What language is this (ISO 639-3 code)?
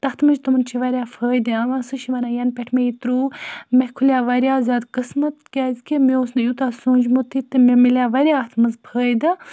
kas